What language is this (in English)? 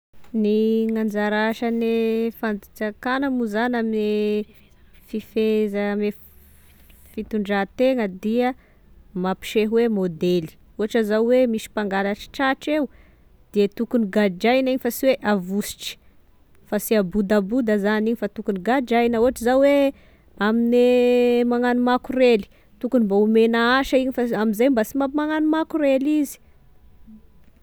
Tesaka Malagasy